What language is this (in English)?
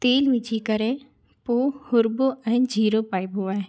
Sindhi